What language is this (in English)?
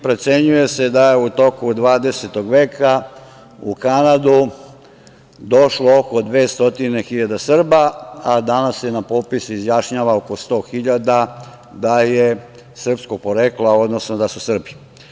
Serbian